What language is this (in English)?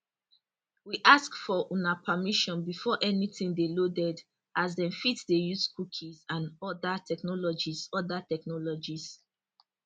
Nigerian Pidgin